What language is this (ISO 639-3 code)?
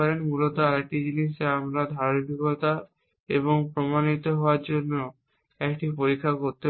ben